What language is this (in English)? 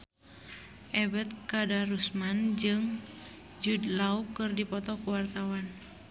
Sundanese